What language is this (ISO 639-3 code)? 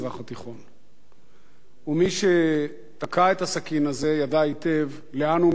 heb